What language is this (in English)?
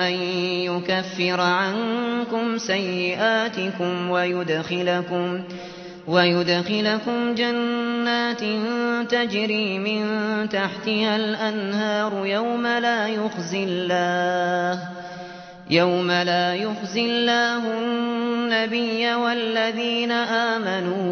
Arabic